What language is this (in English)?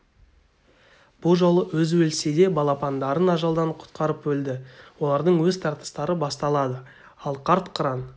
Kazakh